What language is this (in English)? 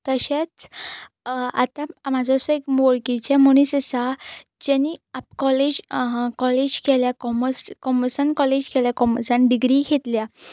Konkani